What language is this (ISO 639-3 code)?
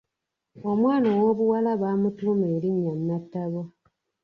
lug